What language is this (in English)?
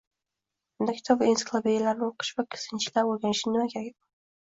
Uzbek